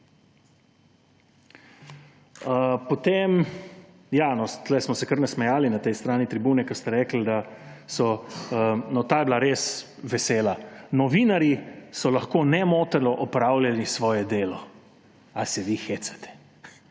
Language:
Slovenian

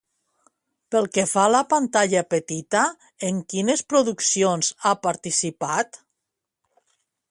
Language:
Catalan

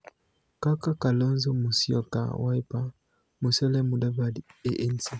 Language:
Luo (Kenya and Tanzania)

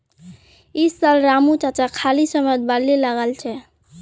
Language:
Magahi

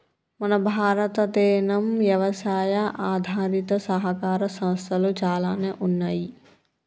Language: Telugu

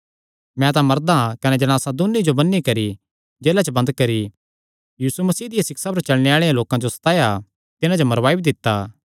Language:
Kangri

